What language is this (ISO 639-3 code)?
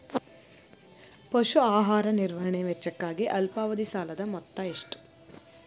kan